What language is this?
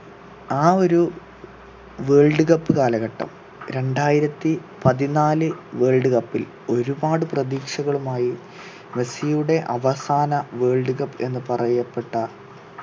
Malayalam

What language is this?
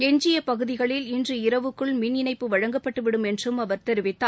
Tamil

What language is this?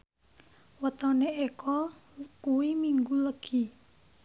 Javanese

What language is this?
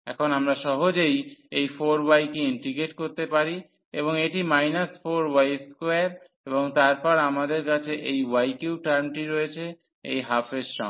Bangla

